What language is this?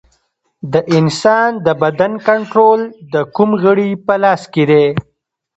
Pashto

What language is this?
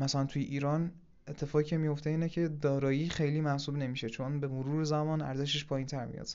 Persian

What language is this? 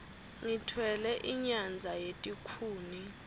Swati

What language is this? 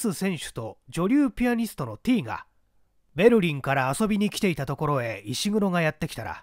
Japanese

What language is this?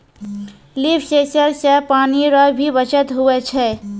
Maithili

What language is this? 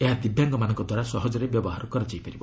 Odia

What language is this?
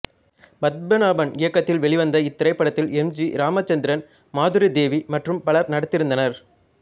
Tamil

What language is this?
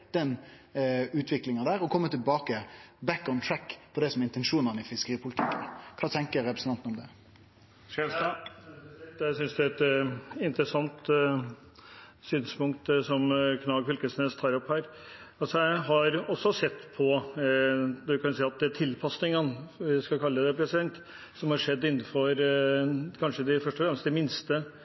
Norwegian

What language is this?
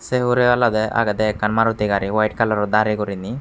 Chakma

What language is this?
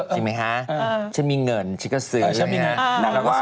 Thai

